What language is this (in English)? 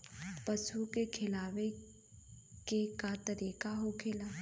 Bhojpuri